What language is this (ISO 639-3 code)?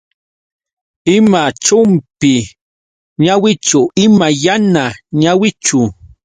qux